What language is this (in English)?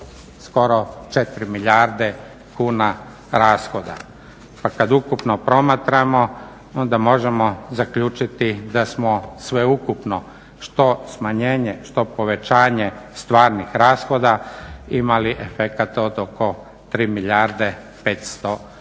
Croatian